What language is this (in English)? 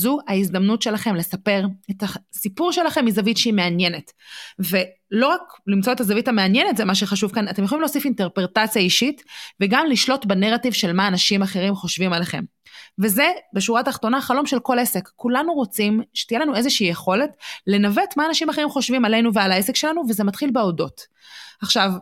Hebrew